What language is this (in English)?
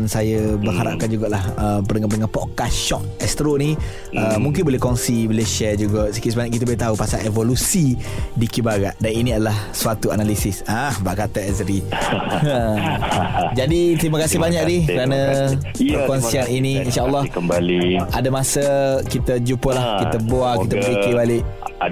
Malay